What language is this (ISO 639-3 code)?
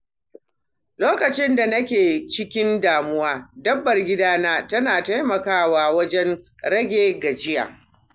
hau